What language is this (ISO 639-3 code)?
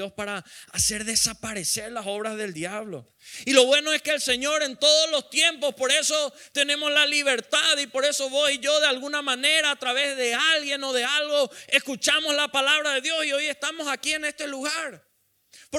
spa